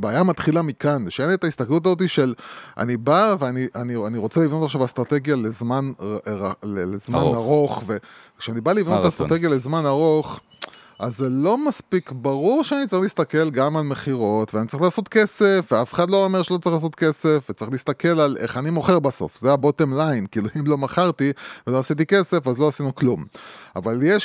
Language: Hebrew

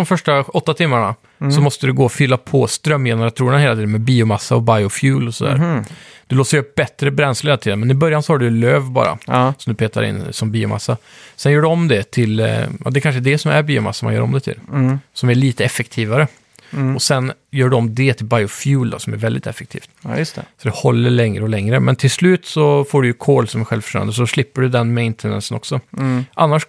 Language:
Swedish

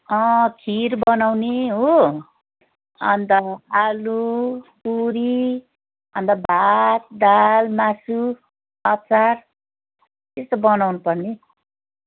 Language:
Nepali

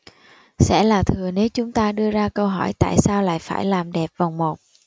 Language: Vietnamese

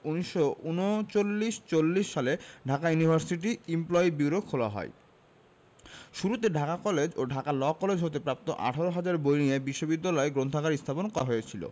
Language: Bangla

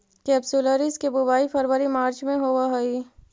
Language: Magahi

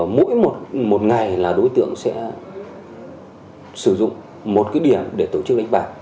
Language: Vietnamese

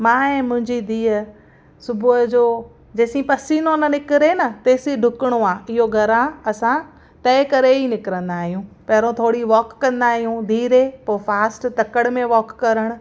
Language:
Sindhi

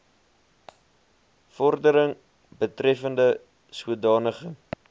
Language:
Afrikaans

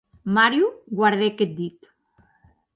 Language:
Occitan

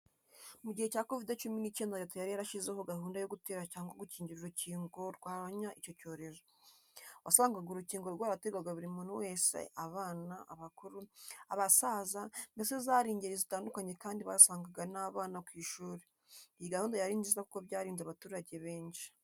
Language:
Kinyarwanda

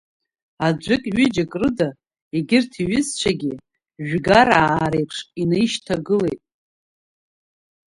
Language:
Abkhazian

